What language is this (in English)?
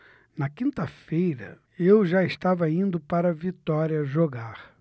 Portuguese